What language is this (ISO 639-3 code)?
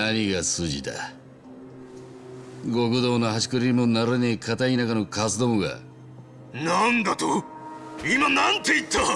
jpn